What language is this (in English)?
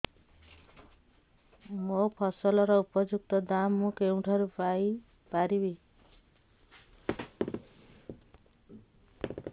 Odia